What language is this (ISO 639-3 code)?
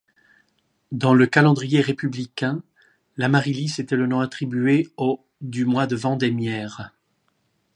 fra